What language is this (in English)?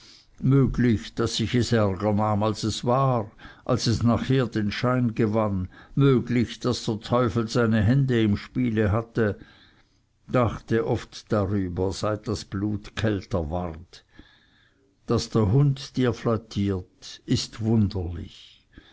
German